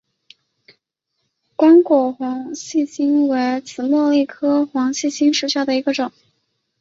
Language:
Chinese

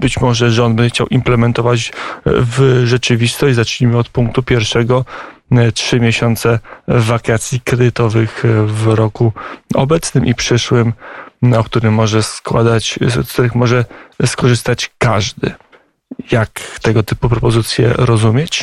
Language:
Polish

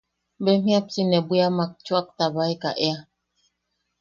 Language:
Yaqui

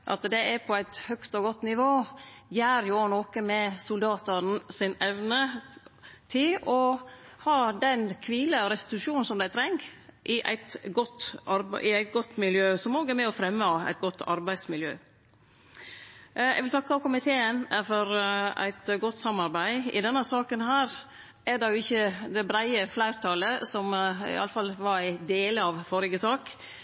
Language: Norwegian Nynorsk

